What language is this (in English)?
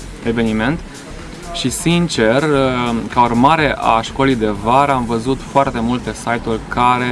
Romanian